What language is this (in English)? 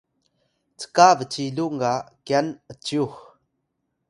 Atayal